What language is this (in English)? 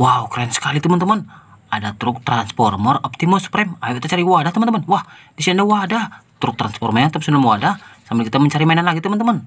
Indonesian